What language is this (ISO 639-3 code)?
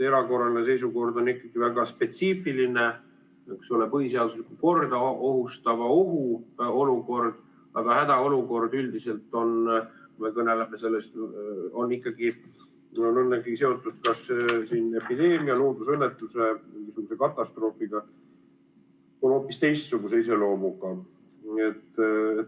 est